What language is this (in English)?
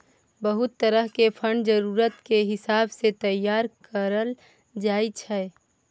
Maithili